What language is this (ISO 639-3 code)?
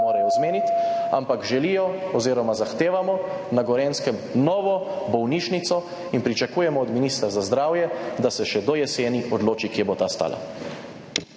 slv